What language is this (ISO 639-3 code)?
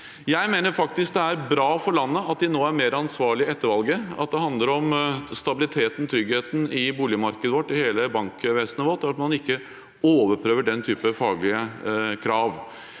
nor